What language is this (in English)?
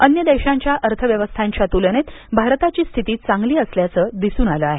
Marathi